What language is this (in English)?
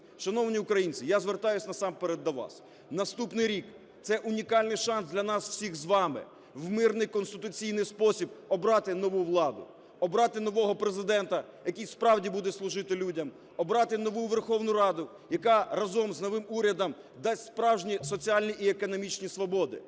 Ukrainian